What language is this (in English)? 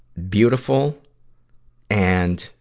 English